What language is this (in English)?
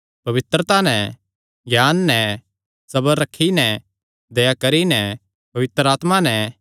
Kangri